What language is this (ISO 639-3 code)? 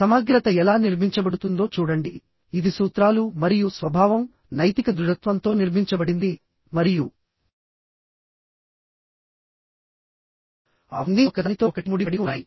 tel